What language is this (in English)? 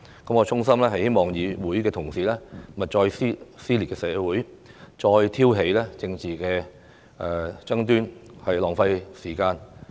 Cantonese